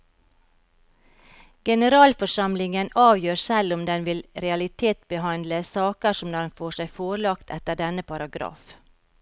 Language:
Norwegian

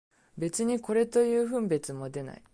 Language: Japanese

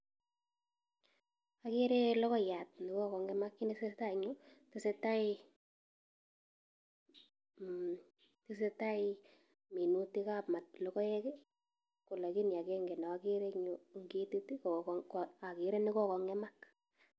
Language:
Kalenjin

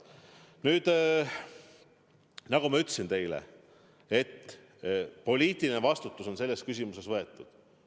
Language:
Estonian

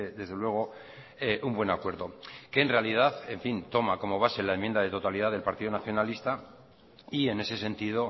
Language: Spanish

